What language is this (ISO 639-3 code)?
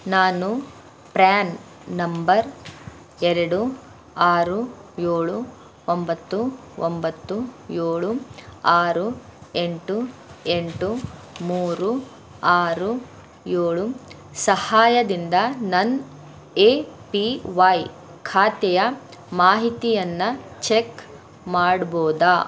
kan